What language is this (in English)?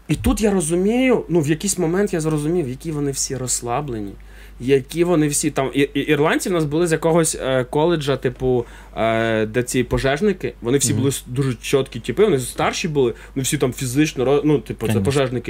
Ukrainian